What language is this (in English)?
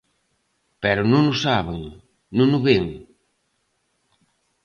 Galician